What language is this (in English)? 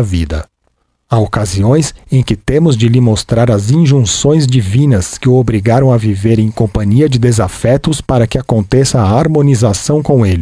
Portuguese